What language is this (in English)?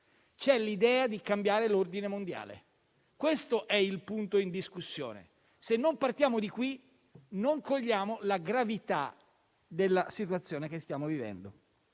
Italian